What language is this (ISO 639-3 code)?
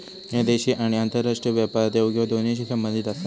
mar